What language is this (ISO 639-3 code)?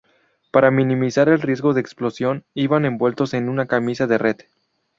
spa